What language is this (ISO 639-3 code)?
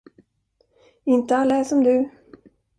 swe